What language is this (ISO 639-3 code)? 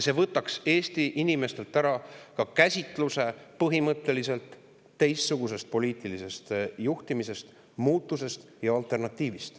est